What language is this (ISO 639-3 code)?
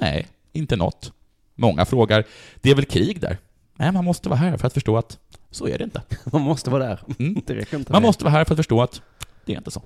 swe